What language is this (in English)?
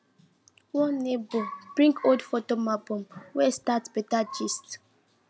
Nigerian Pidgin